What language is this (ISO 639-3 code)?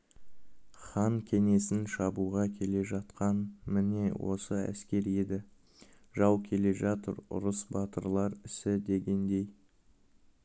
kaz